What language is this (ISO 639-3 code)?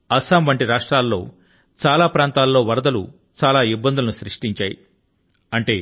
tel